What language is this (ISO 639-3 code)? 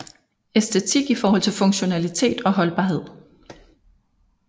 dan